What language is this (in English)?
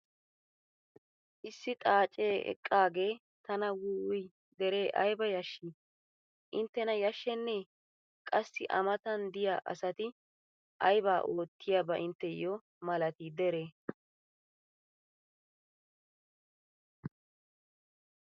Wolaytta